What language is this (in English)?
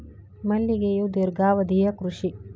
Kannada